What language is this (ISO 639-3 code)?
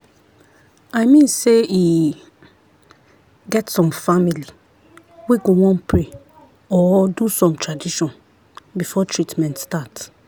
pcm